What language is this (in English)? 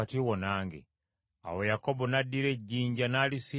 Ganda